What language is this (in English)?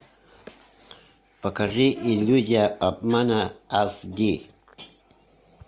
Russian